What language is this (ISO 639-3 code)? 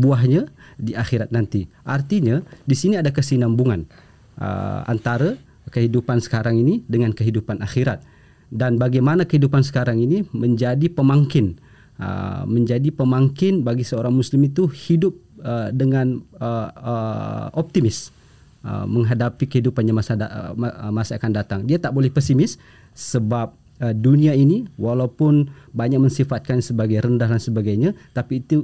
msa